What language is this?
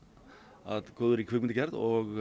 Icelandic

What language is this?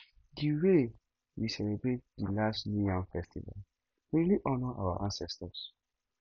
Nigerian Pidgin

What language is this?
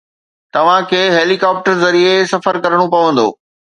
Sindhi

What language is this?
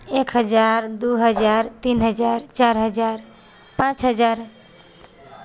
Maithili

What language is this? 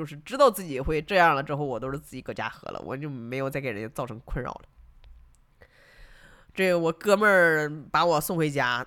Chinese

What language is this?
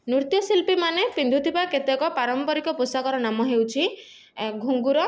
Odia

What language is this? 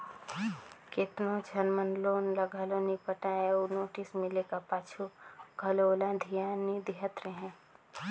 Chhattisgarhi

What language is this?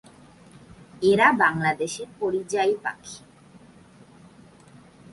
Bangla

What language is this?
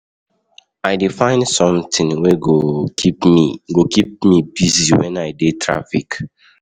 Nigerian Pidgin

